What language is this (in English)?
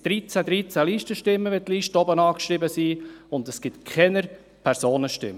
Swiss German